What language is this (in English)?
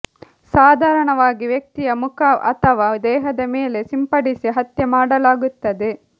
Kannada